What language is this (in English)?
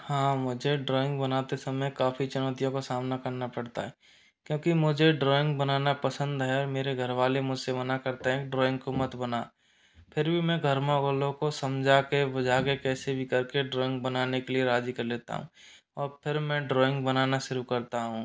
Hindi